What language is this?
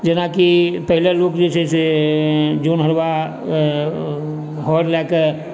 Maithili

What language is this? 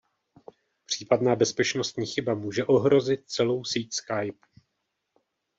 Czech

